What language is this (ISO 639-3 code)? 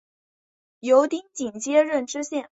zho